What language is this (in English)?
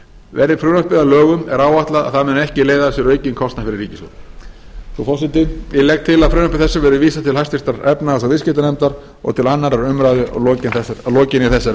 Icelandic